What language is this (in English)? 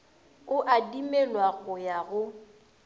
Northern Sotho